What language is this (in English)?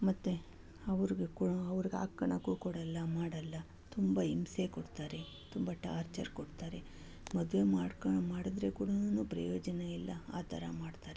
Kannada